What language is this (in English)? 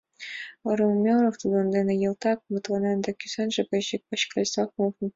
Mari